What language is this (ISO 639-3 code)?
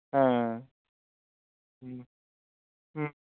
sat